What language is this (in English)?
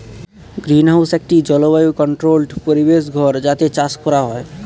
Bangla